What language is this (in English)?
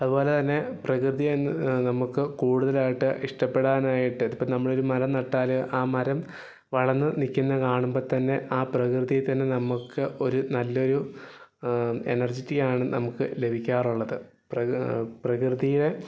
Malayalam